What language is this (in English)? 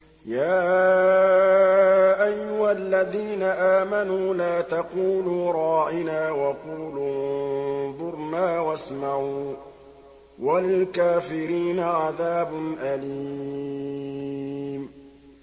Arabic